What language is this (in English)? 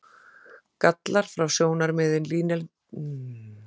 Icelandic